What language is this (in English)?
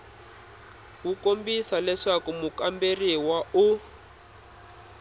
Tsonga